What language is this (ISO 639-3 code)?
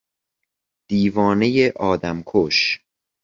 fas